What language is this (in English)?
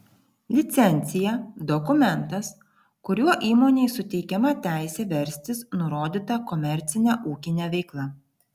Lithuanian